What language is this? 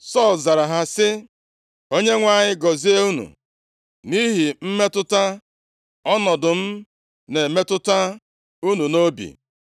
Igbo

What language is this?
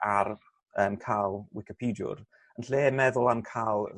Welsh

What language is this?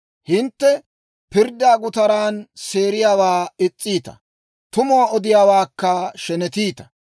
Dawro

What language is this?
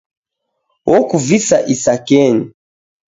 Taita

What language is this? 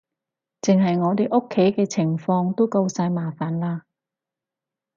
Cantonese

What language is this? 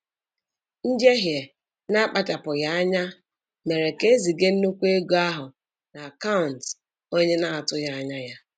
Igbo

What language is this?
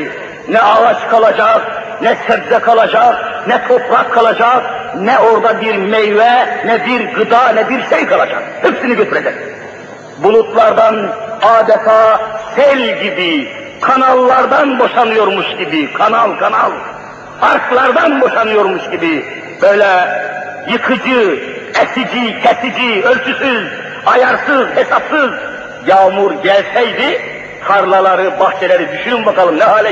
Turkish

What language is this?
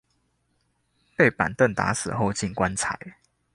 Chinese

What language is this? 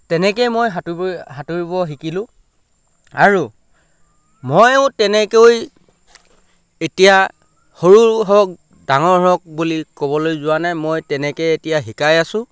Assamese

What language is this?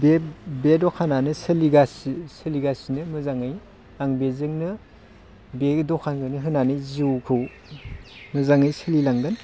Bodo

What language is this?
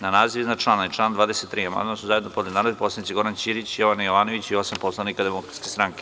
Serbian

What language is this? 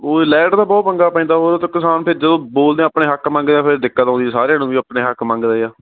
Punjabi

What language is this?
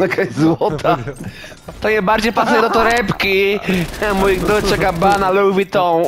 Polish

